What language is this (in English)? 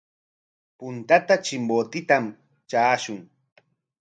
Corongo Ancash Quechua